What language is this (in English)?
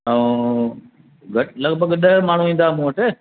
Sindhi